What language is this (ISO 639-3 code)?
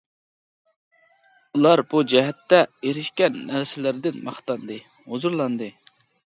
uig